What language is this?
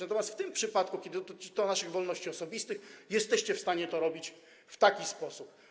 Polish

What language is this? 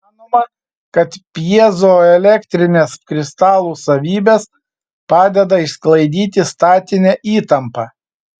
Lithuanian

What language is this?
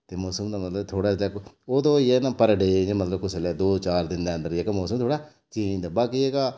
Dogri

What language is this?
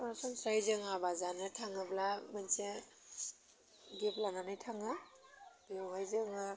Bodo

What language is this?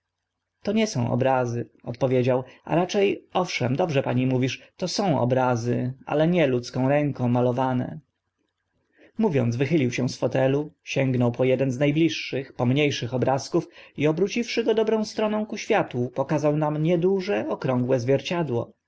Polish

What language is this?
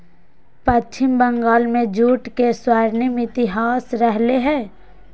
Magahi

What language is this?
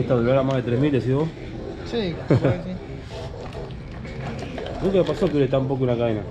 Spanish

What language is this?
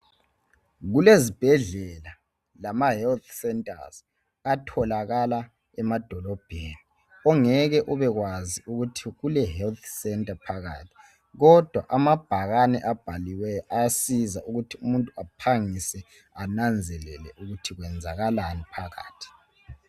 North Ndebele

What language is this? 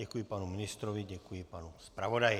Czech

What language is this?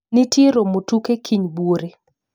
Luo (Kenya and Tanzania)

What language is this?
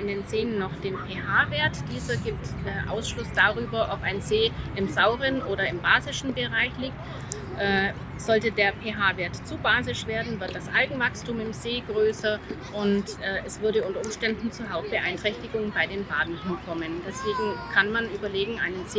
German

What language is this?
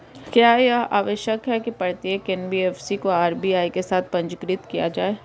Hindi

